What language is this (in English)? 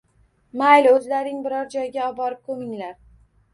Uzbek